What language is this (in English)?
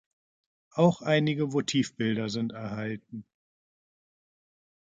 German